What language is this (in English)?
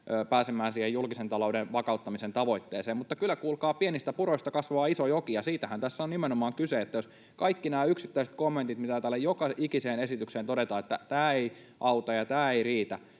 Finnish